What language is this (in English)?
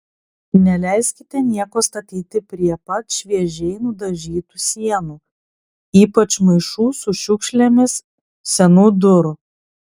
Lithuanian